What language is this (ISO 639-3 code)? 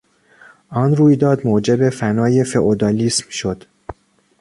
fas